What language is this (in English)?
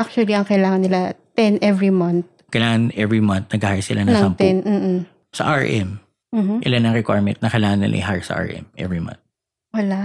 Filipino